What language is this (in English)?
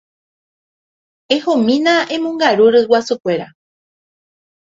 Guarani